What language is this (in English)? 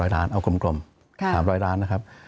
Thai